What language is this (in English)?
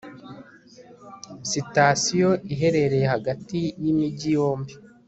Kinyarwanda